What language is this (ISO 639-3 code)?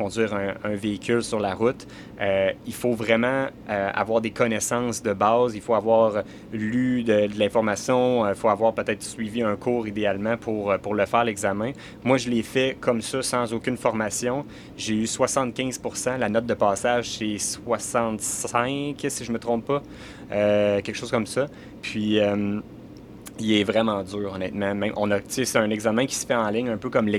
fra